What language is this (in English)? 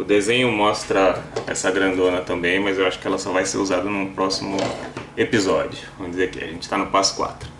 Portuguese